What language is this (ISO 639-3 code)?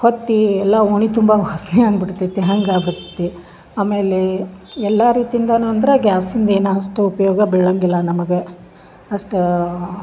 kan